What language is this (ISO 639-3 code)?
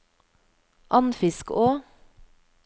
nor